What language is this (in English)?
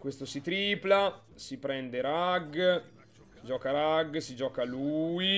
Italian